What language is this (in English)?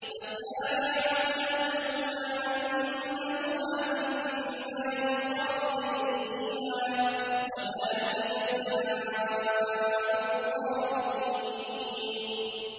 Arabic